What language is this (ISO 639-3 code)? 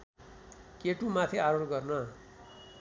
nep